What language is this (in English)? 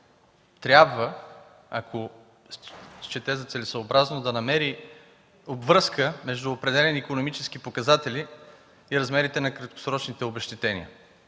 Bulgarian